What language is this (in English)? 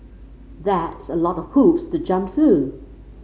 English